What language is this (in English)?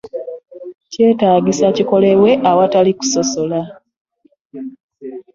Ganda